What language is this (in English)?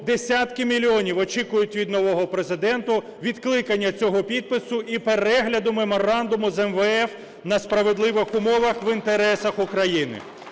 Ukrainian